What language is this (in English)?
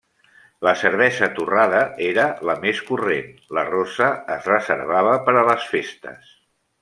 Catalan